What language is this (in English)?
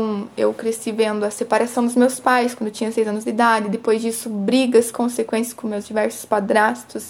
Portuguese